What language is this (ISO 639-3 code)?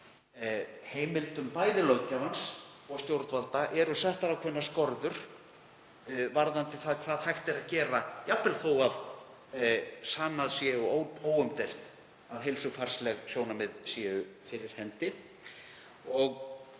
isl